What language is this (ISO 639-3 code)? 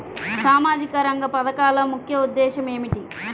tel